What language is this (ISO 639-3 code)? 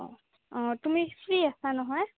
asm